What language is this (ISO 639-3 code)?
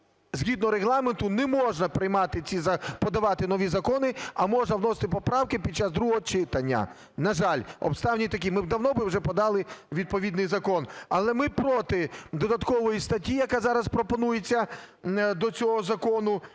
ukr